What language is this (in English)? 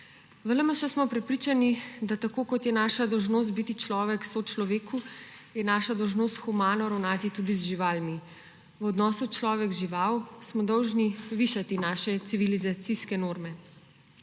Slovenian